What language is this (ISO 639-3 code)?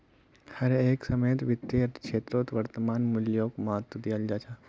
mag